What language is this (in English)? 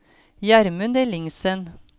Norwegian